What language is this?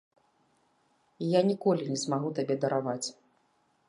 Belarusian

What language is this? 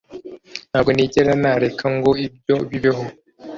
Kinyarwanda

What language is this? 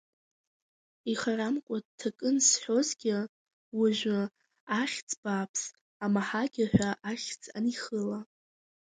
Abkhazian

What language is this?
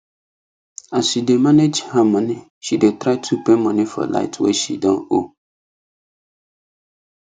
Nigerian Pidgin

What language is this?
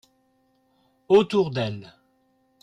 French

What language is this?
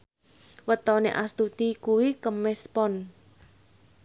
Javanese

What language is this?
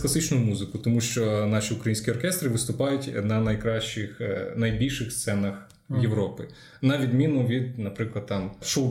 Ukrainian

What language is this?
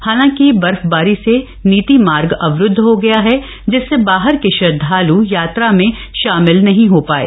Hindi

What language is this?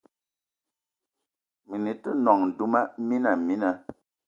Eton (Cameroon)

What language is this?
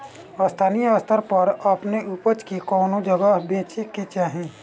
Bhojpuri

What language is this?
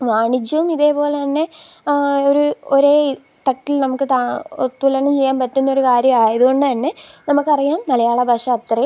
Malayalam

